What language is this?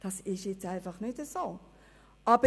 Swiss German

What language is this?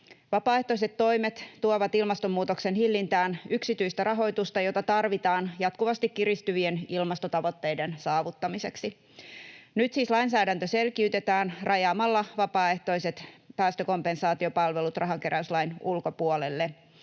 Finnish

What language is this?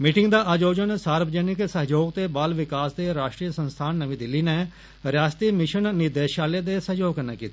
Dogri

